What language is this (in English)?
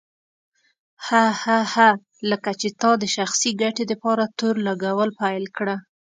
Pashto